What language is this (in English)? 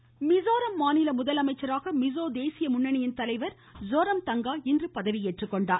Tamil